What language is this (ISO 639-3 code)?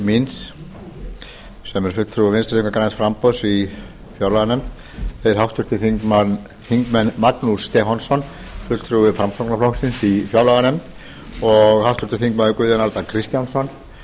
isl